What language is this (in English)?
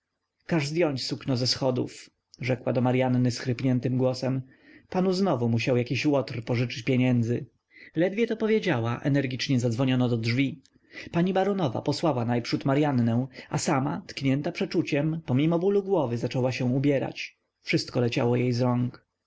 Polish